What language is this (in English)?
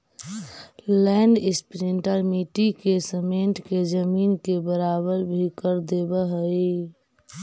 Magahi